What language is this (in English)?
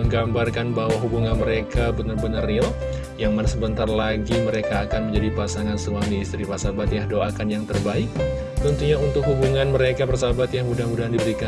Indonesian